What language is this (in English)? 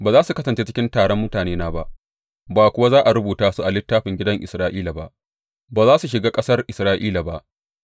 Hausa